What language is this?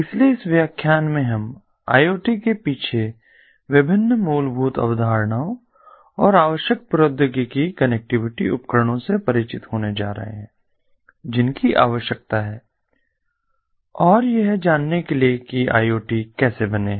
Hindi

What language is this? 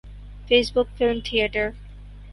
Urdu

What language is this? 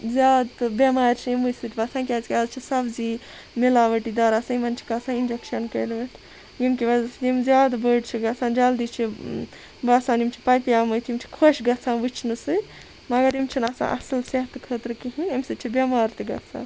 Kashmiri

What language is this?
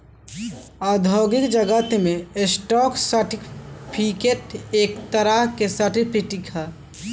Bhojpuri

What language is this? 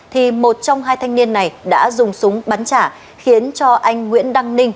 Vietnamese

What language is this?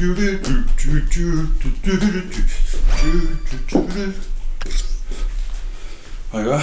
Korean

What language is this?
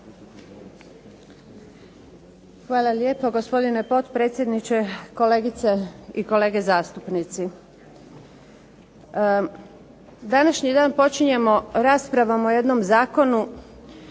Croatian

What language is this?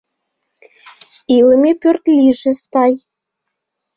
Mari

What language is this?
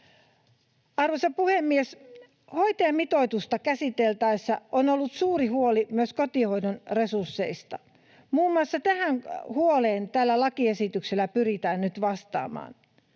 Finnish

